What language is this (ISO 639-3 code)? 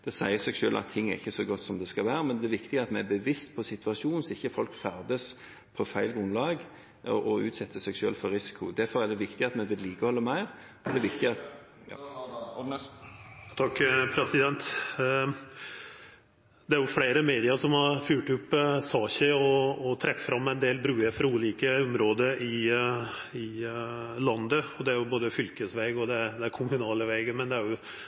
nor